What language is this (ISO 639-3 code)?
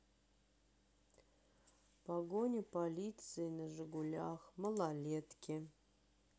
rus